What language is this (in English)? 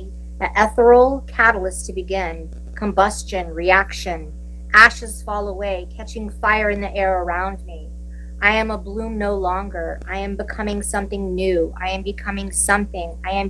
English